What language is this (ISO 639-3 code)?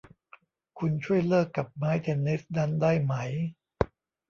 tha